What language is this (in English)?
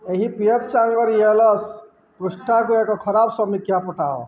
Odia